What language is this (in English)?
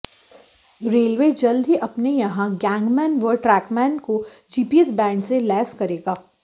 Hindi